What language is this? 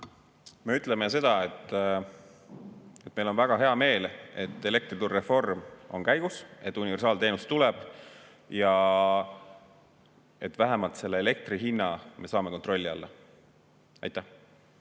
Estonian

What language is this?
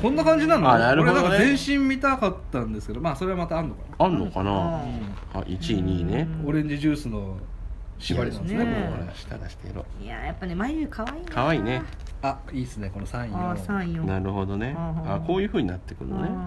Japanese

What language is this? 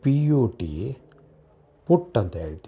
Kannada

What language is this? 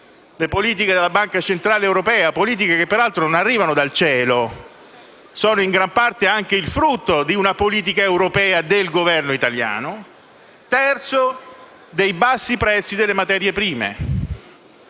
Italian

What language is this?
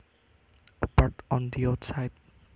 Javanese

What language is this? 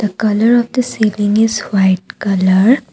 English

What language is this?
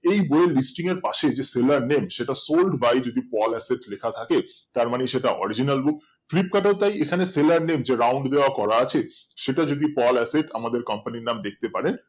Bangla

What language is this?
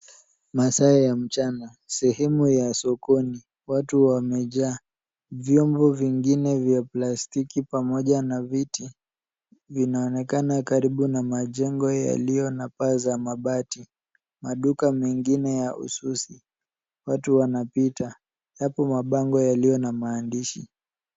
Swahili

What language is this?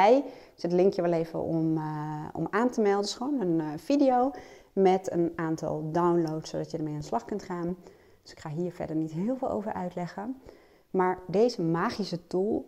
Dutch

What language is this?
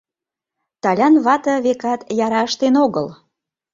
Mari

